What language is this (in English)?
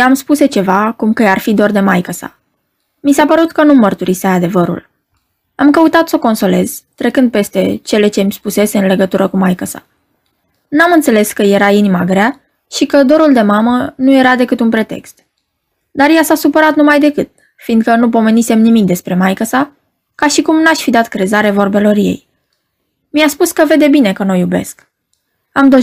Romanian